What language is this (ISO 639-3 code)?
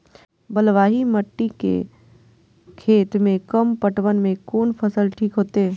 mai